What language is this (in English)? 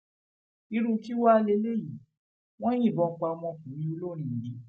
Yoruba